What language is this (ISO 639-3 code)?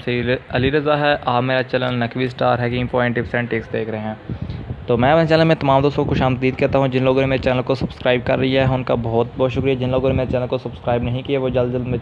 urd